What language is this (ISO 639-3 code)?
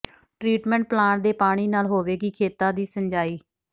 pan